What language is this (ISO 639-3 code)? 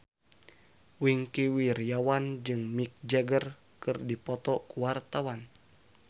sun